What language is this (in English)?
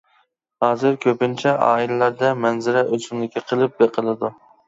Uyghur